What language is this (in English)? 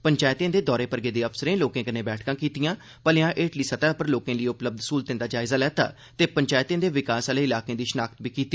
Dogri